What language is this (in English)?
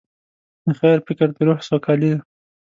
Pashto